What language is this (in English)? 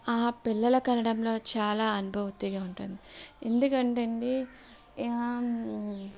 Telugu